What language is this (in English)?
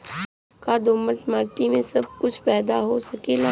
Bhojpuri